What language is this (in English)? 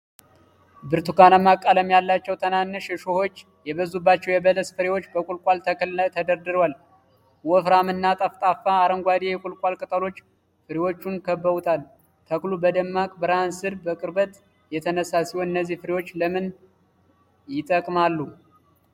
Amharic